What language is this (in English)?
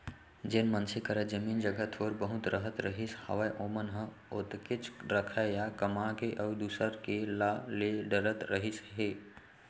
Chhattisgarhi